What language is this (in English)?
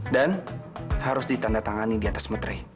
Indonesian